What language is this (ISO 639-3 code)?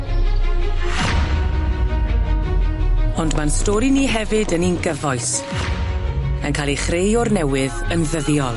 cym